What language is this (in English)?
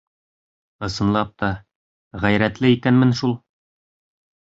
Bashkir